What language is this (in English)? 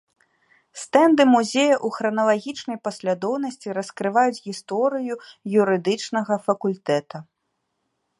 Belarusian